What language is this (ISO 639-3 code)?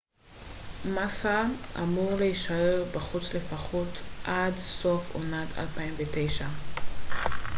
heb